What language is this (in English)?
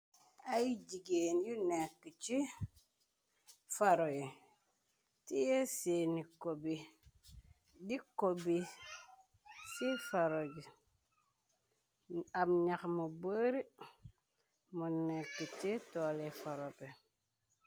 Wolof